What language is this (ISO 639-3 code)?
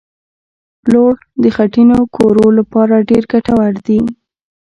pus